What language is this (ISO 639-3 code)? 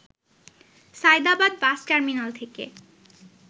ben